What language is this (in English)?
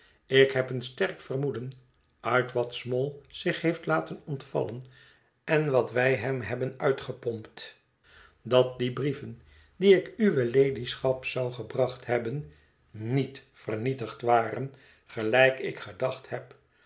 Dutch